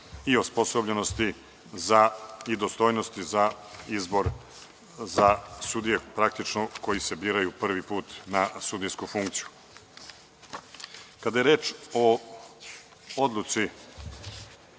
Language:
Serbian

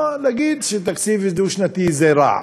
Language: Hebrew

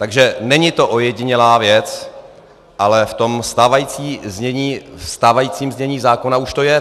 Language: Czech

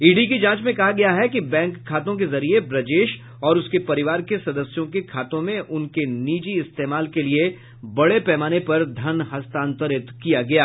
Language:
Hindi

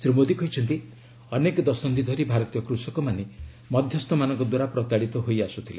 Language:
Odia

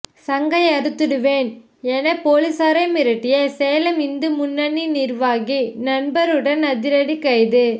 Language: Tamil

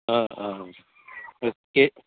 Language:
Bodo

